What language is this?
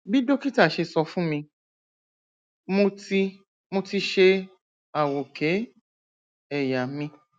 Yoruba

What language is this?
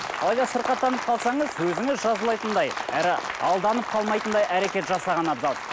Kazakh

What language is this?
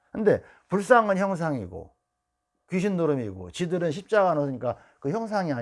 Korean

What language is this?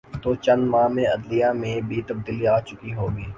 Urdu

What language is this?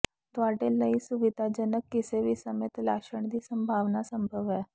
Punjabi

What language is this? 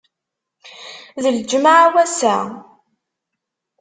Kabyle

